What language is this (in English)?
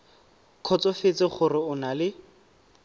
Tswana